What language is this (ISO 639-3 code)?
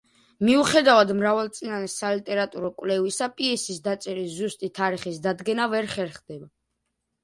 kat